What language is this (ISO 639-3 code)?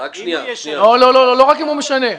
heb